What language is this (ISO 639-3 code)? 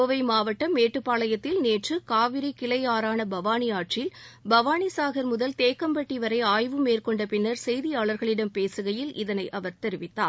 tam